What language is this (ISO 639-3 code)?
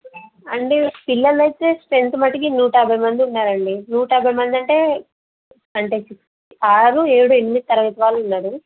tel